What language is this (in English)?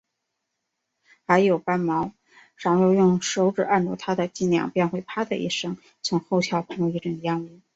Chinese